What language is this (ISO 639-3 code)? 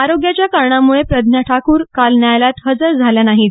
mar